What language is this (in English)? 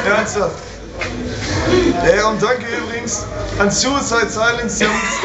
German